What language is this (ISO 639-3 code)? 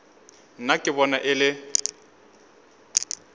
nso